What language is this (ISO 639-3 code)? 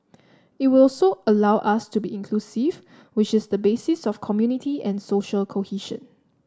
eng